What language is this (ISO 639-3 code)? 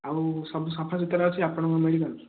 ori